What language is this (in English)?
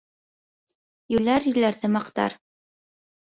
Bashkir